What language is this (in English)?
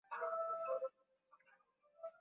Swahili